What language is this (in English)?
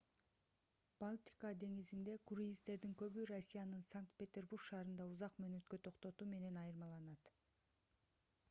Kyrgyz